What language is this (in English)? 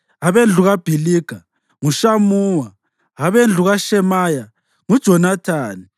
North Ndebele